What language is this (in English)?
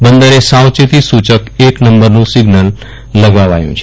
Gujarati